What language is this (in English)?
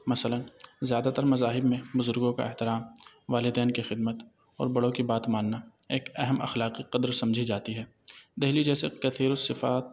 Urdu